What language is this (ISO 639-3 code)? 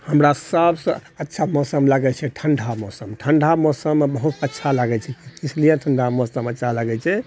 mai